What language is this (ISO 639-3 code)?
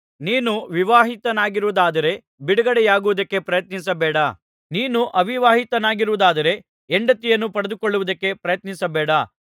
kan